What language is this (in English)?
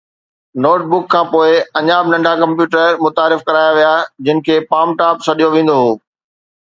Sindhi